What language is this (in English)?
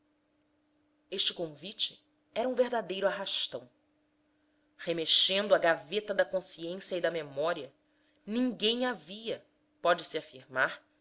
Portuguese